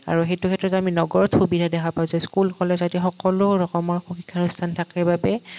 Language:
Assamese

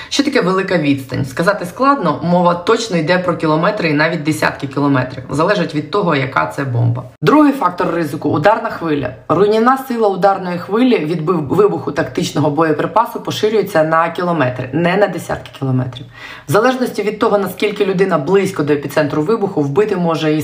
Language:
Ukrainian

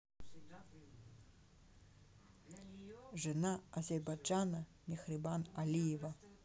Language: Russian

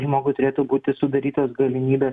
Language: Lithuanian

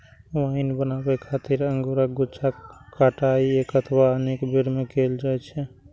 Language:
Maithili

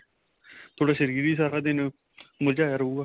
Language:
Punjabi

